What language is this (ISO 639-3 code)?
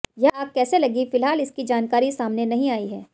hin